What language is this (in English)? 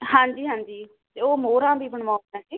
Punjabi